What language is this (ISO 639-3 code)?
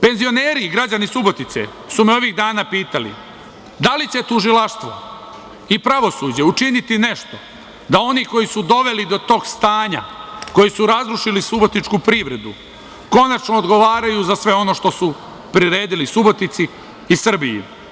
srp